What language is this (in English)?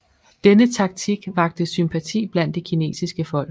Danish